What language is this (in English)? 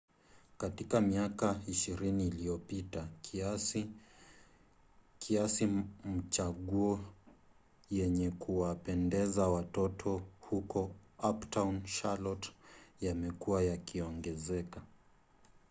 Swahili